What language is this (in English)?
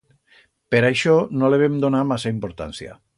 Aragonese